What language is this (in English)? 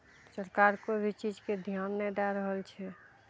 Maithili